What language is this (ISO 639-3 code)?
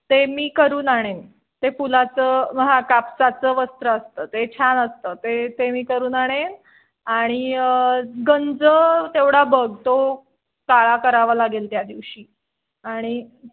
mar